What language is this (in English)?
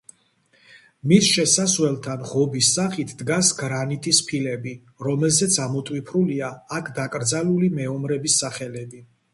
Georgian